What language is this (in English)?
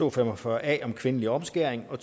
Danish